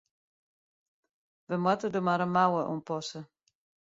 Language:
Western Frisian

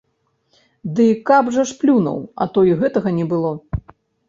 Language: Belarusian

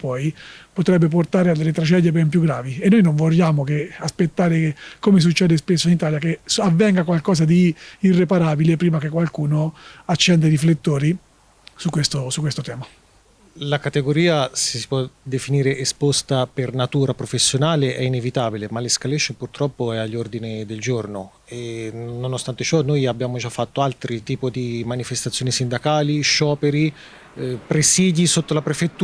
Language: Italian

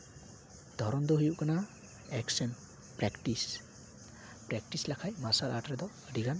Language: Santali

